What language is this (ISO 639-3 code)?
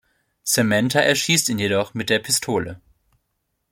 deu